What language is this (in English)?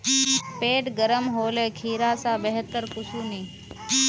Magahi